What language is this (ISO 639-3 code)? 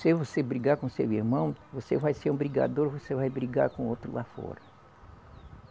por